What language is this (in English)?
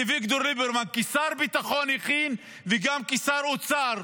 Hebrew